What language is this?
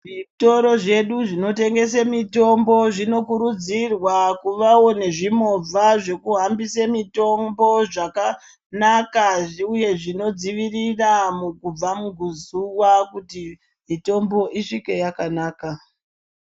Ndau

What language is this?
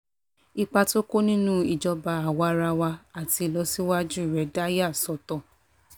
Yoruba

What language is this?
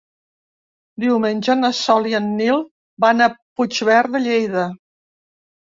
Catalan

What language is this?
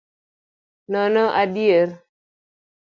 Luo (Kenya and Tanzania)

